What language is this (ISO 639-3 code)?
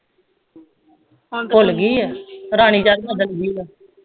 pan